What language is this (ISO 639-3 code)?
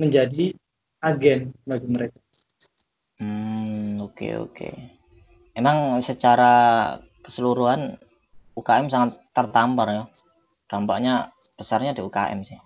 ind